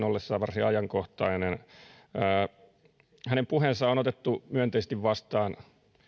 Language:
Finnish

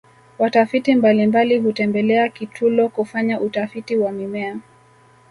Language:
Swahili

